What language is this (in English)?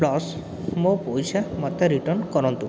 Odia